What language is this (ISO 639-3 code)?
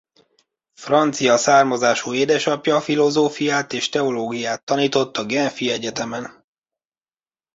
hun